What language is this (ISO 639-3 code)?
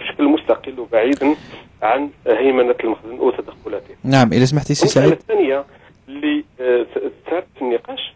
ara